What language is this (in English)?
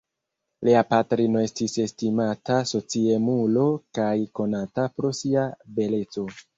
Esperanto